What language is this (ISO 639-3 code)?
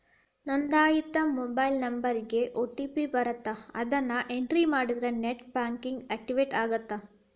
kan